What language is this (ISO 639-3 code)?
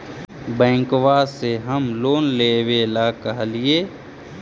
mag